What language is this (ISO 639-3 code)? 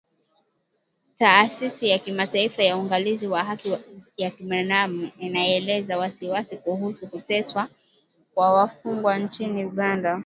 swa